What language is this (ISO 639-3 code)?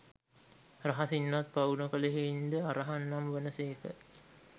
sin